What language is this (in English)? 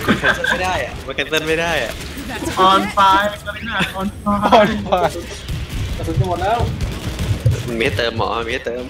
Thai